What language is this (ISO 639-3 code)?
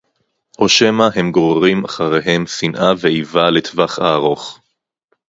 heb